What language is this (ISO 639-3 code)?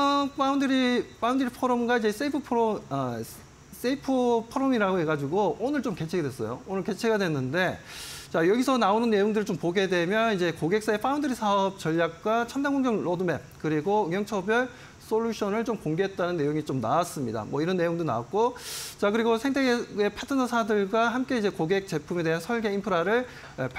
kor